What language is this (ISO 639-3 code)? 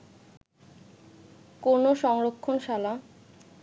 ben